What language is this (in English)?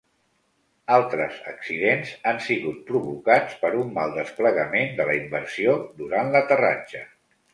Catalan